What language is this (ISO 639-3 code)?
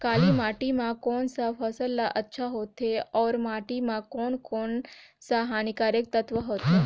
hne